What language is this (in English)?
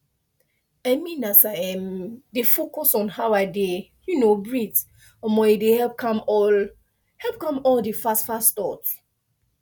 Nigerian Pidgin